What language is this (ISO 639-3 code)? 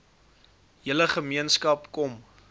afr